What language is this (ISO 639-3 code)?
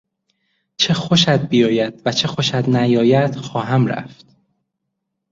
fas